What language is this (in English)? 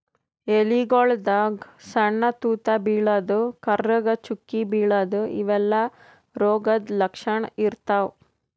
Kannada